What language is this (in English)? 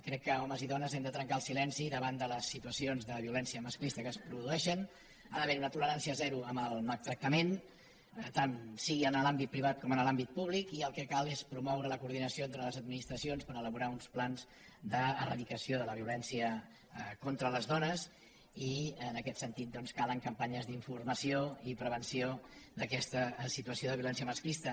Catalan